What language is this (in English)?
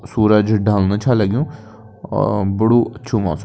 Kumaoni